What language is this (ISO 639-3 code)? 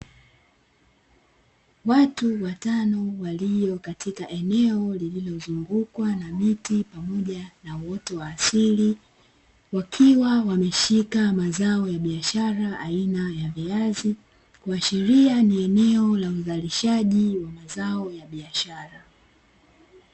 swa